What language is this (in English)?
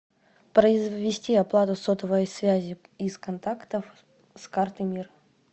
Russian